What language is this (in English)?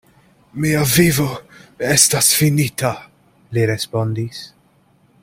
Esperanto